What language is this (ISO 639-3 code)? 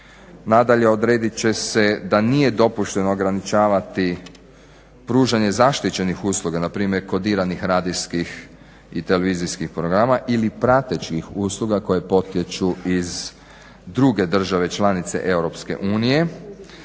hrv